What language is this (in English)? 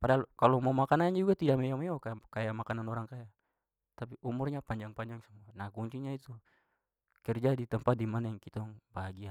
Papuan Malay